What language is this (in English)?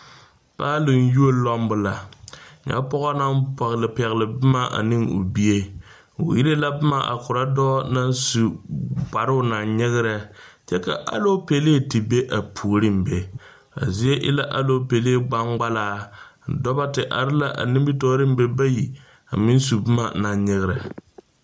Southern Dagaare